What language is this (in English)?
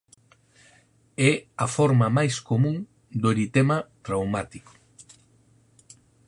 Galician